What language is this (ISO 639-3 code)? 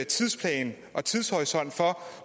dan